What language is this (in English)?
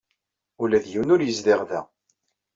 Kabyle